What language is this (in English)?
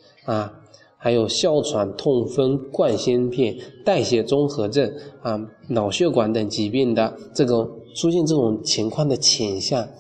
Chinese